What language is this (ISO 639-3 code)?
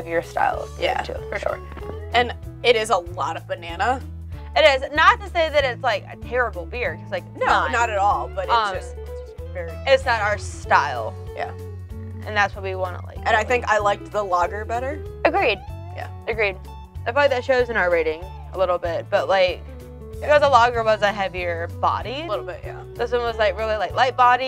eng